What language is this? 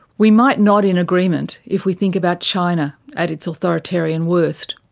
English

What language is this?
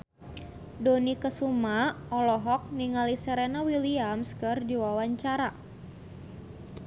Sundanese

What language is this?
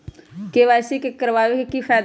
Magahi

